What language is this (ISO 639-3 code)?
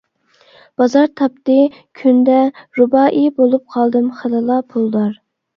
uig